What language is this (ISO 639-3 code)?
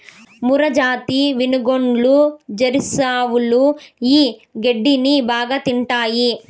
tel